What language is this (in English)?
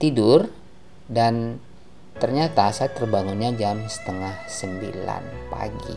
Indonesian